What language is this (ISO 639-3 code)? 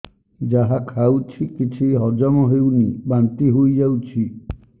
ori